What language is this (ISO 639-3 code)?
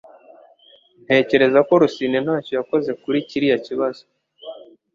kin